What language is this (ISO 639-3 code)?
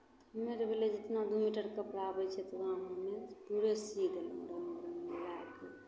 mai